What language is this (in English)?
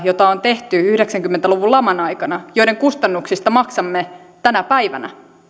Finnish